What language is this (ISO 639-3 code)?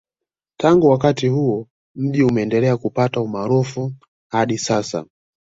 swa